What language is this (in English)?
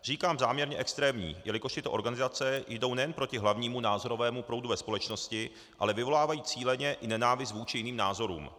Czech